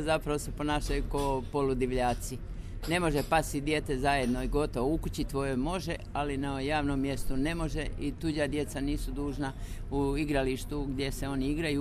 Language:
Croatian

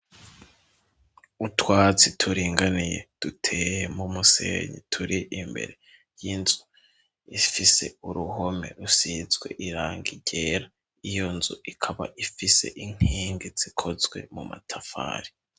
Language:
Rundi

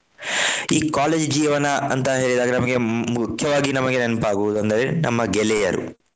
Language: Kannada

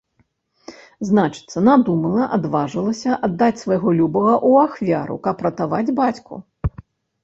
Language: Belarusian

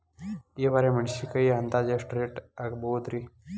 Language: Kannada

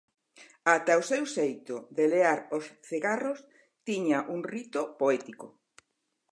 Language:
Galician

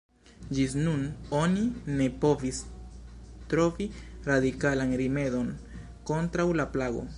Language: Esperanto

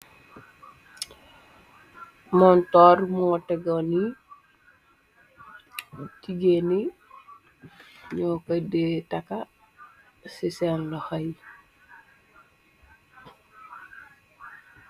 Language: Wolof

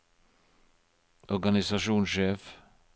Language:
Norwegian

